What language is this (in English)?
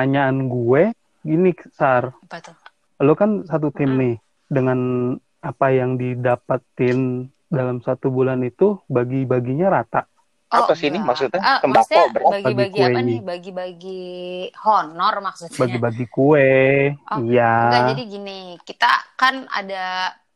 Indonesian